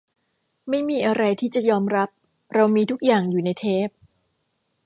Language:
Thai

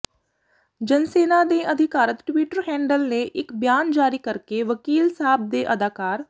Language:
Punjabi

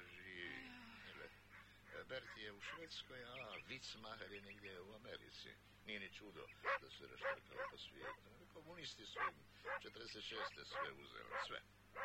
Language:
Croatian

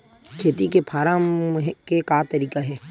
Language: Chhattisgarhi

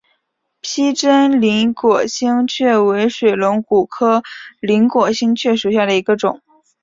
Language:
Chinese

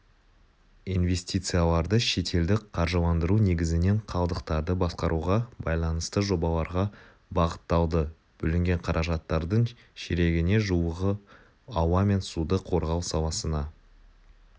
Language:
Kazakh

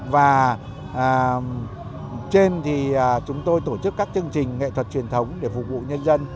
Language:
Vietnamese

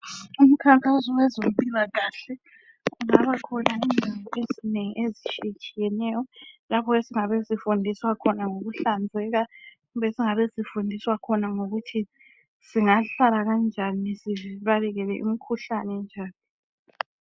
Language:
North Ndebele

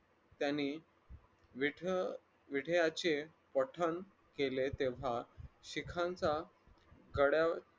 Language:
Marathi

